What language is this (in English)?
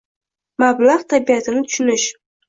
Uzbek